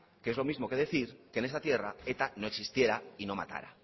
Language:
Spanish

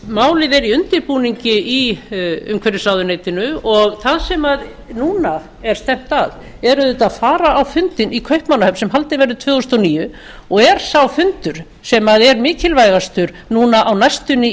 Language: Icelandic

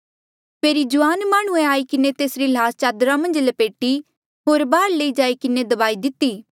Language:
Mandeali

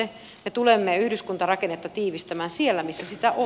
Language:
Finnish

